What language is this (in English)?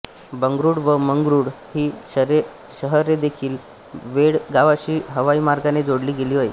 Marathi